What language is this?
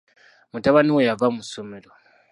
Ganda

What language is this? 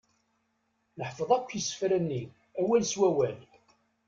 Kabyle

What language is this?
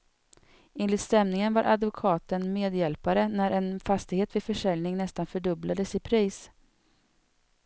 Swedish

